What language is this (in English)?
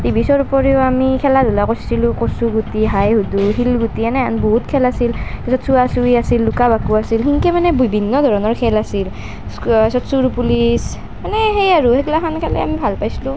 Assamese